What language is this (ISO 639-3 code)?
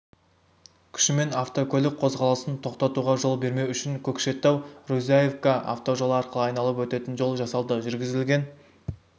kaz